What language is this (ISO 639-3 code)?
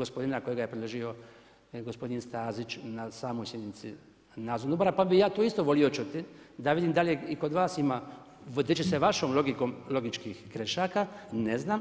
hrv